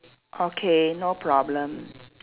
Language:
English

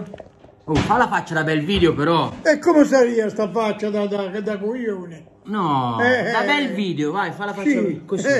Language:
Italian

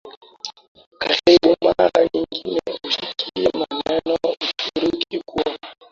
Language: Swahili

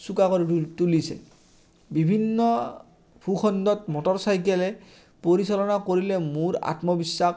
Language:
Assamese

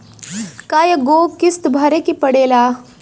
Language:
Bhojpuri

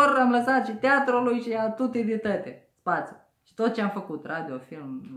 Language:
Romanian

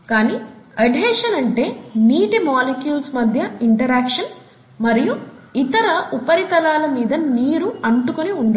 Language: Telugu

